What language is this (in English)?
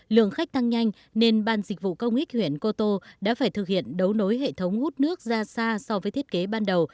Vietnamese